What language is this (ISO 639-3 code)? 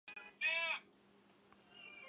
zho